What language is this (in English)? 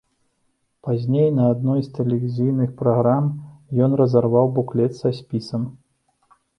Belarusian